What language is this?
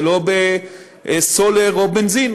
Hebrew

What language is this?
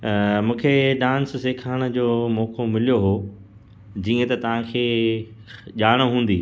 Sindhi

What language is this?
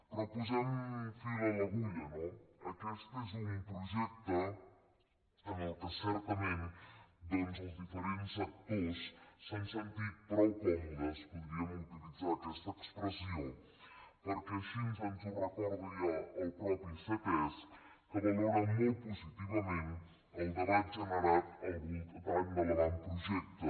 Catalan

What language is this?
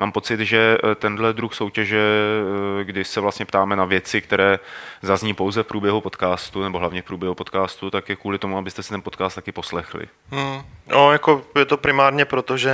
Czech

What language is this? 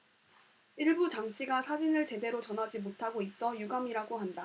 Korean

